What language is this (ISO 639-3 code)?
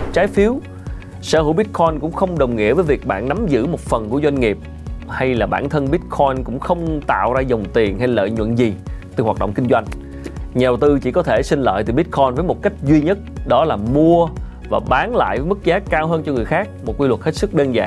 vie